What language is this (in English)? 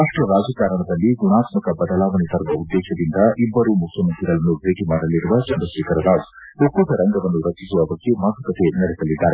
Kannada